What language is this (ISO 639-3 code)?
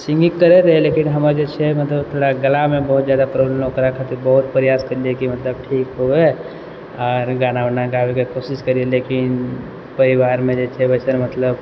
mai